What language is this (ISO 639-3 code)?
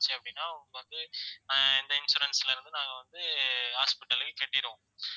tam